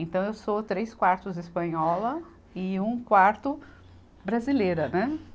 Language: Portuguese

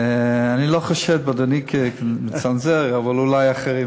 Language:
Hebrew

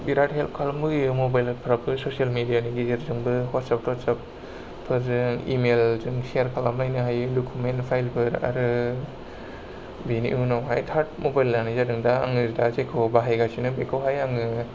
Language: Bodo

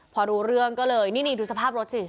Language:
Thai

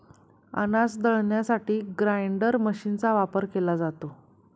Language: Marathi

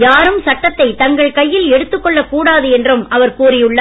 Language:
Tamil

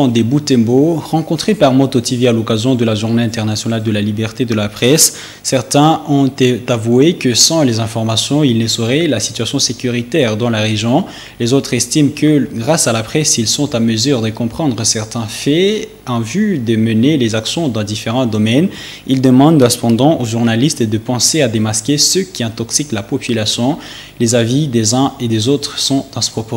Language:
French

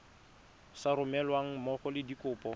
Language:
Tswana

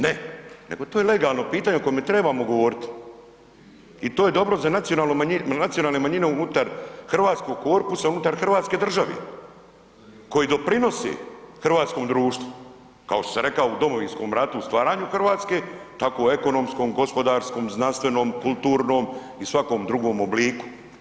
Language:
Croatian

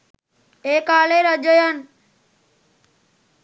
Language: Sinhala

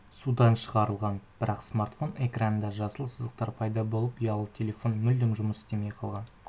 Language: Kazakh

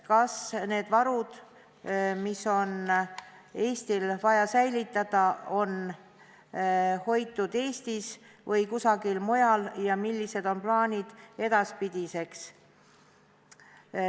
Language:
Estonian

